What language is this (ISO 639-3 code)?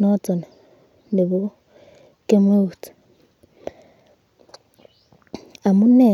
kln